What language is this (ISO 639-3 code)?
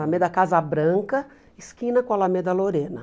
por